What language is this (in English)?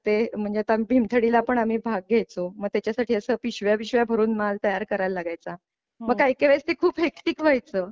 Marathi